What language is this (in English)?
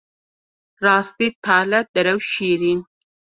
Kurdish